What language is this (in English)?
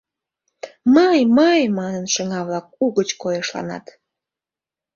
Mari